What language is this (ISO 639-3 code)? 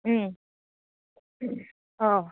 asm